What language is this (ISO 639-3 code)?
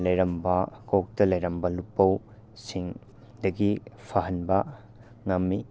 mni